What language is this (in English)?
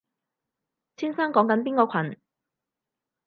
Cantonese